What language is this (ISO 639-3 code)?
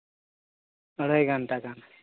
sat